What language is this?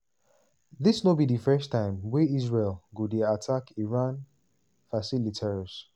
Nigerian Pidgin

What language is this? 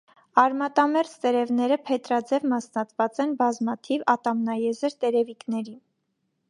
Armenian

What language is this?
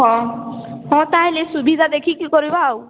Odia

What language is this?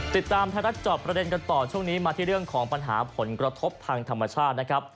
Thai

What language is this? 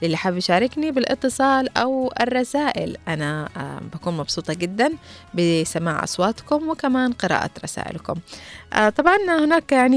Arabic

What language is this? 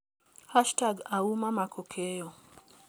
Luo (Kenya and Tanzania)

